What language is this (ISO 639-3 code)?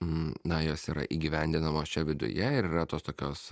lit